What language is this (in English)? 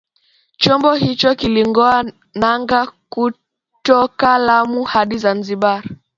Swahili